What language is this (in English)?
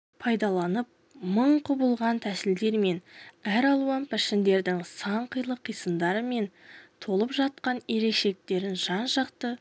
Kazakh